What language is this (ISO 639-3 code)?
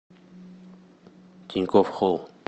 rus